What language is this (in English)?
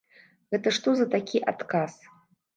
Belarusian